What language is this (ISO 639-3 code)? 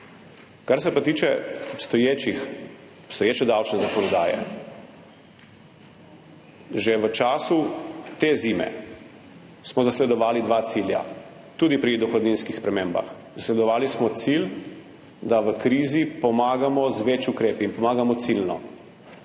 slv